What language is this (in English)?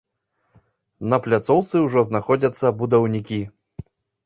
Belarusian